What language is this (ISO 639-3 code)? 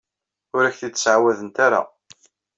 kab